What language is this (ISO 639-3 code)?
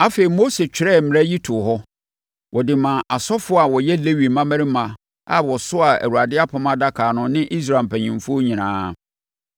aka